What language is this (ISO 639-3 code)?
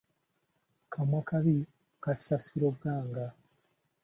lug